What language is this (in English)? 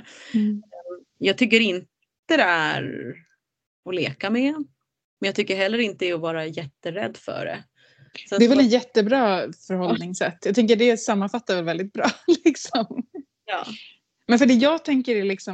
Swedish